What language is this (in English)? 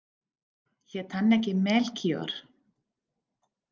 Icelandic